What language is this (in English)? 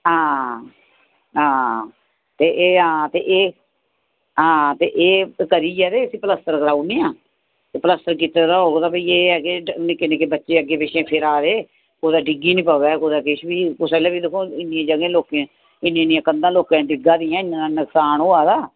Dogri